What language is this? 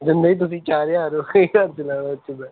Punjabi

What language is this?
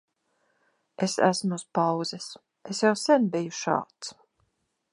Latvian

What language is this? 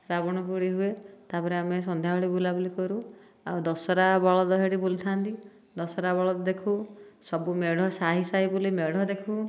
Odia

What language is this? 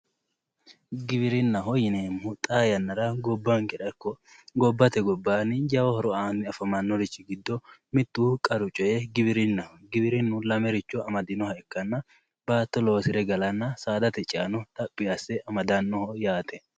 Sidamo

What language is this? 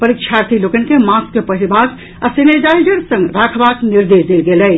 Maithili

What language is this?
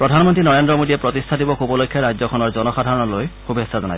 Assamese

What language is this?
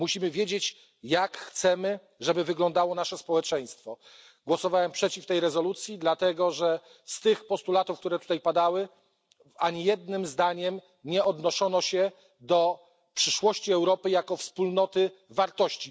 Polish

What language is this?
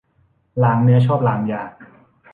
Thai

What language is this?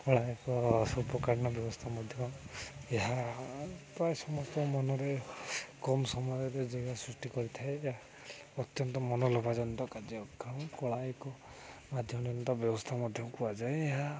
Odia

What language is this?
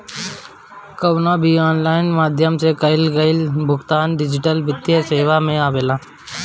Bhojpuri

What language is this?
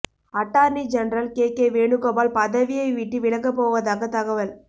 Tamil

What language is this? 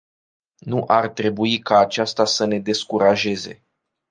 Romanian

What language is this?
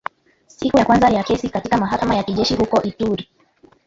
Swahili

